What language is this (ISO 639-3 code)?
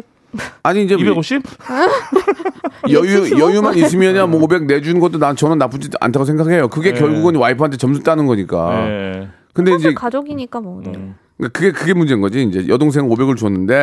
kor